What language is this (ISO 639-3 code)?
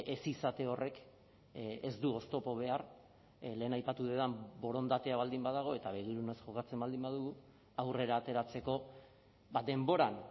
eus